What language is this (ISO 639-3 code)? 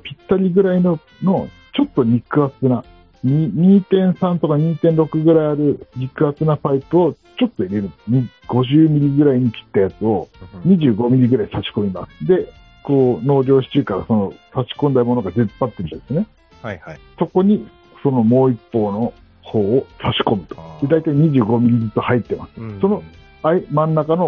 jpn